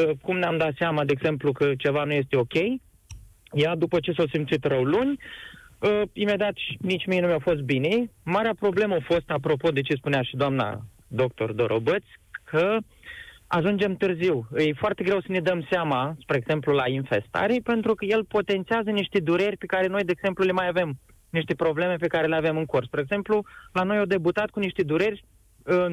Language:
Romanian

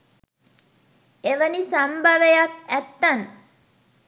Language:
Sinhala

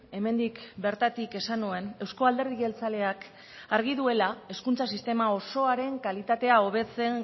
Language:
Basque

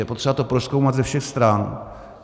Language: Czech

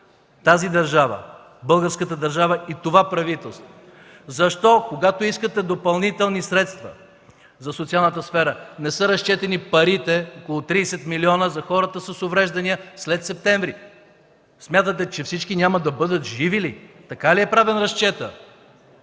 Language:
Bulgarian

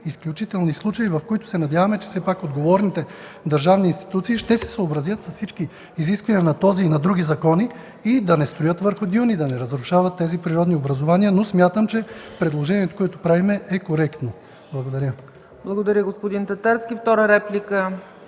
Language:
Bulgarian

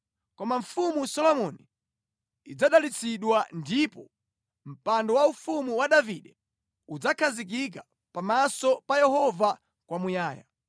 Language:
Nyanja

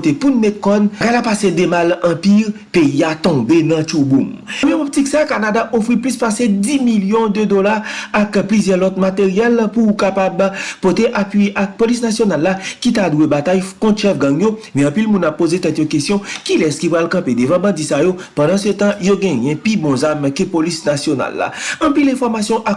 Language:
French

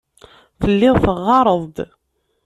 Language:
Kabyle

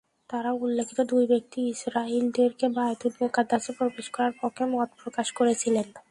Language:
Bangla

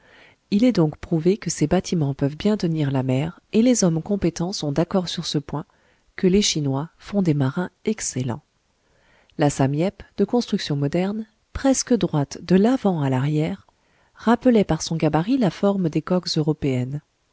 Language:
French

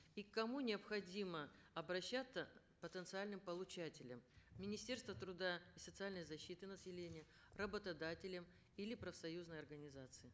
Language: Kazakh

